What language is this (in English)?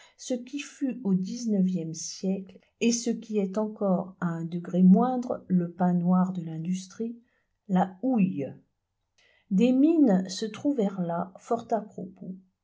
French